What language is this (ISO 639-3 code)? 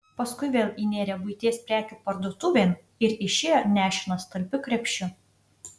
lit